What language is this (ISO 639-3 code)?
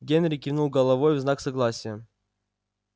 rus